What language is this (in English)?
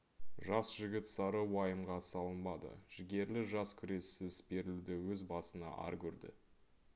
Kazakh